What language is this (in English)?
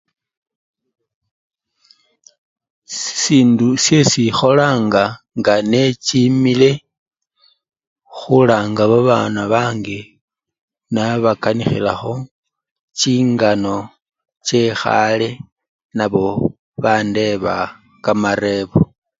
Luyia